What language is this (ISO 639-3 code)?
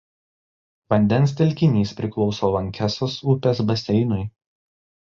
lit